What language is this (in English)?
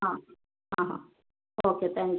Malayalam